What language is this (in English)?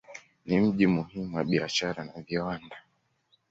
Swahili